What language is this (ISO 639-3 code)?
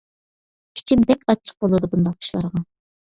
uig